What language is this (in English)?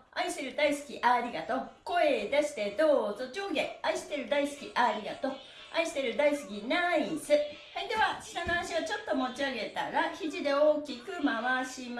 Japanese